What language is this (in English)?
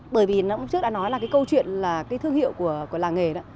Vietnamese